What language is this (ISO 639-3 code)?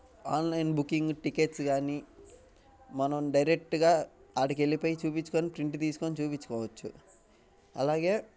tel